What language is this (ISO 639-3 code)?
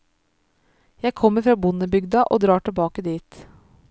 nor